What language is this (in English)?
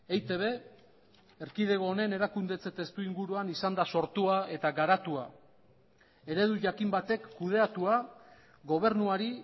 Basque